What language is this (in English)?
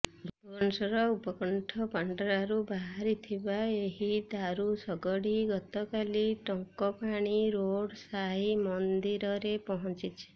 Odia